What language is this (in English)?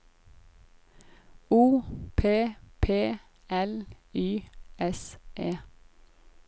Norwegian